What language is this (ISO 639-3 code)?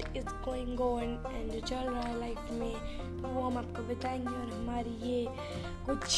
hin